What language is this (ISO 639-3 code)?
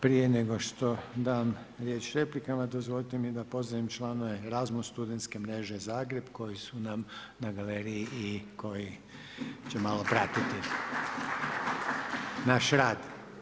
hrv